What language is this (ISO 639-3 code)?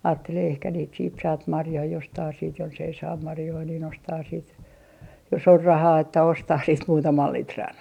fin